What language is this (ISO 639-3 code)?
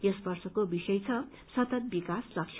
nep